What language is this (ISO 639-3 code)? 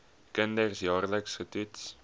afr